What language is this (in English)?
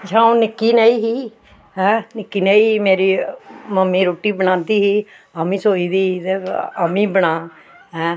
Dogri